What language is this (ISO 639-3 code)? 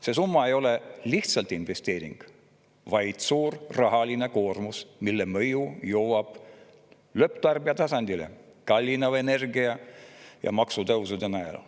est